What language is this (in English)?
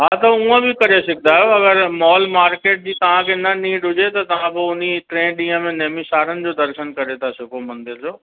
Sindhi